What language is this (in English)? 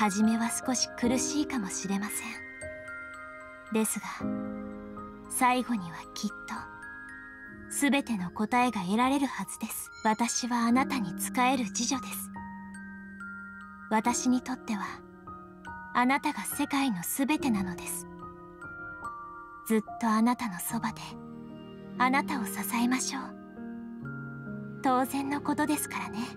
Japanese